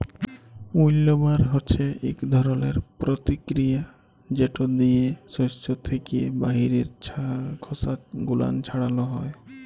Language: Bangla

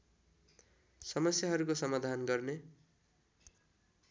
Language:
Nepali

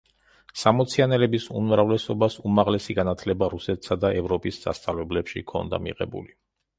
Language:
Georgian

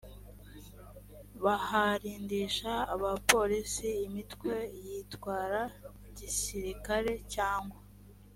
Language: Kinyarwanda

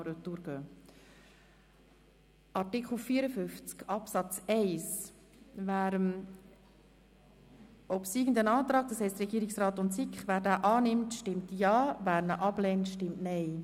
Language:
Swiss German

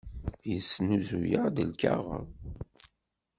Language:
Kabyle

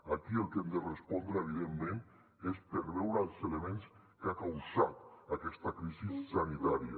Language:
Catalan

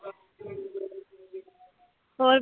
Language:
Punjabi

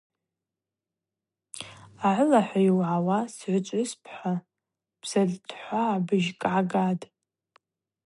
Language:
Abaza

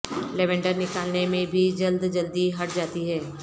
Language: Urdu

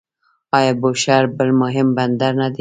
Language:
Pashto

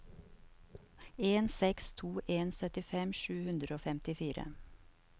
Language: Norwegian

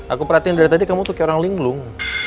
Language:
Indonesian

